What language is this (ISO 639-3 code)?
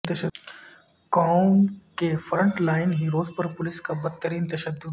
urd